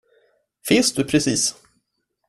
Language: Swedish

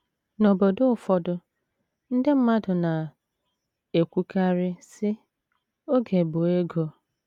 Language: Igbo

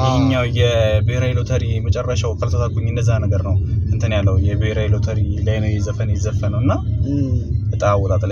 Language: Arabic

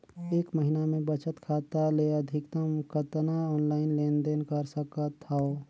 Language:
Chhattisgarhi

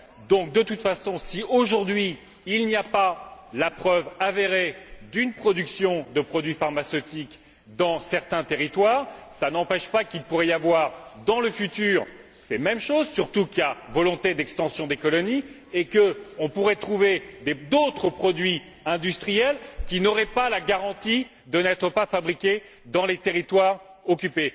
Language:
French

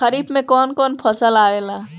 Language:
Bhojpuri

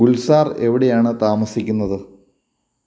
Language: Malayalam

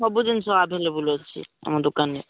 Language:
Odia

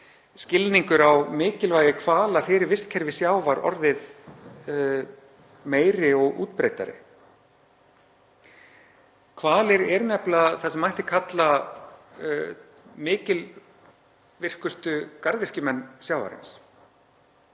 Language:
Icelandic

